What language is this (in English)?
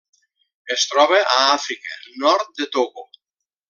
Catalan